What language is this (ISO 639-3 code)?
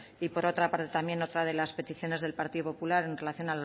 spa